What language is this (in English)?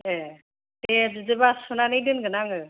Bodo